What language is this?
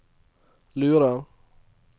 Norwegian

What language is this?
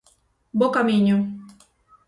Galician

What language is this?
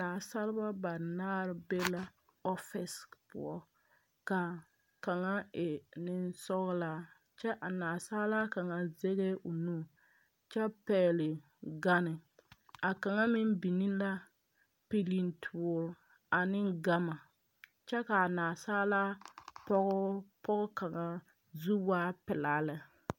Southern Dagaare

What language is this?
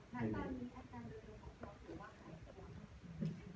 Thai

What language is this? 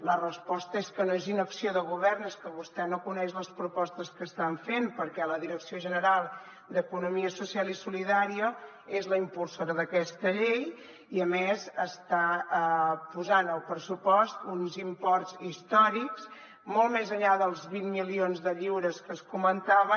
Catalan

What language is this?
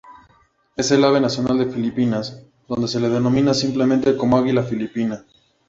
Spanish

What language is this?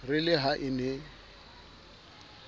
Southern Sotho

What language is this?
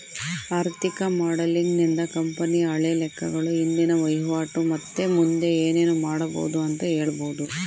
Kannada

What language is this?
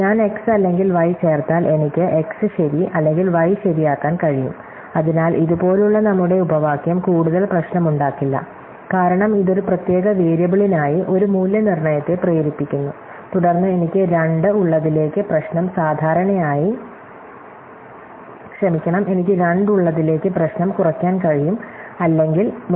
Malayalam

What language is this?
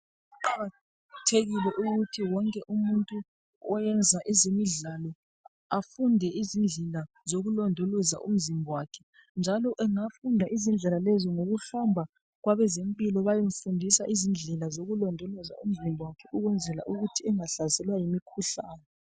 North Ndebele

